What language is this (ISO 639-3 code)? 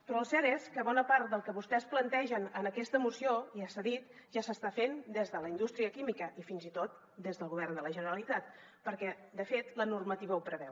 cat